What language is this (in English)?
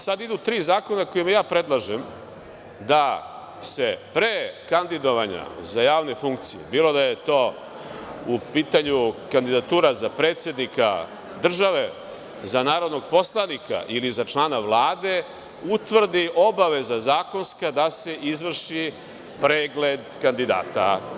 Serbian